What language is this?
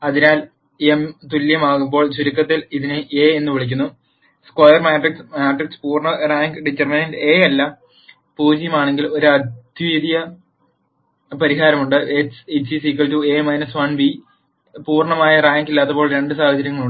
Malayalam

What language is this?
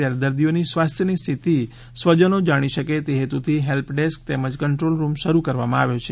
Gujarati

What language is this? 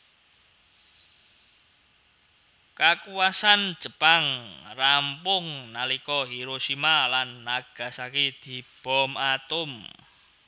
Javanese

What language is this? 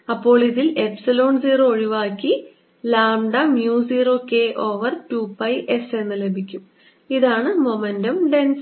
Malayalam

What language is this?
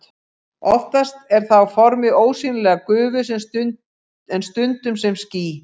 Icelandic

